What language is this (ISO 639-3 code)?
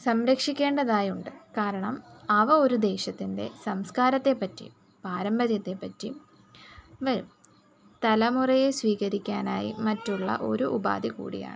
mal